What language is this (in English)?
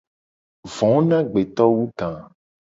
Gen